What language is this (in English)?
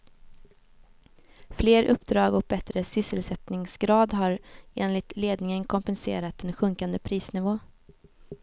Swedish